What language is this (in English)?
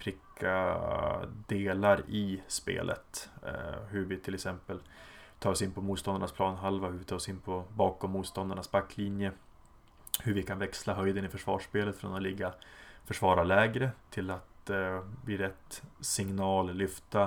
Swedish